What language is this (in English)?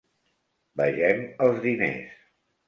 Catalan